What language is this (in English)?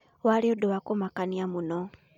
Kikuyu